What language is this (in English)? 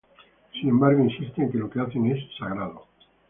Spanish